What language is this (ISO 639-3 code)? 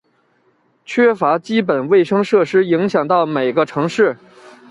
zho